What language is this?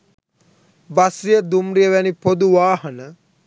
Sinhala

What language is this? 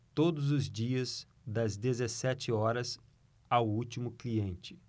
Portuguese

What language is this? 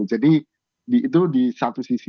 Indonesian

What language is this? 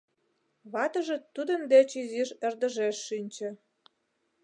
Mari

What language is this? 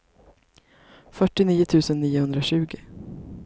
Swedish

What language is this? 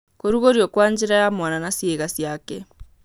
Kikuyu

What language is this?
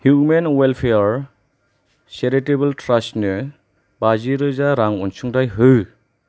Bodo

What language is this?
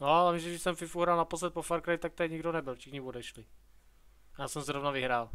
Czech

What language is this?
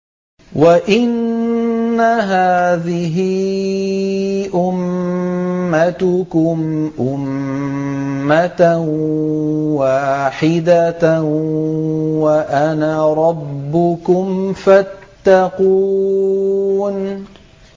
Arabic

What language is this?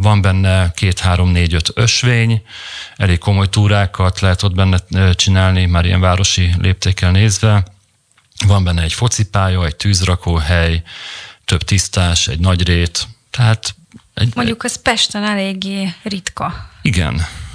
Hungarian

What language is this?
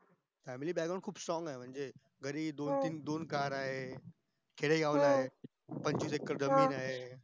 Marathi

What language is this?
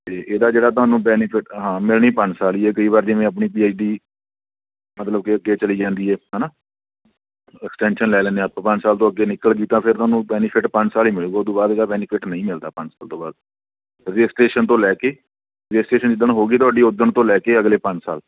Punjabi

